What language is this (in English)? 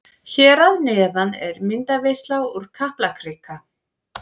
Icelandic